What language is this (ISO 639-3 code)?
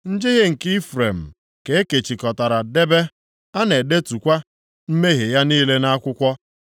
ibo